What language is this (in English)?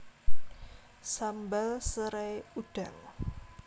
Javanese